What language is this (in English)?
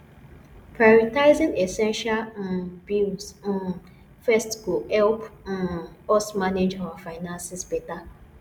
Nigerian Pidgin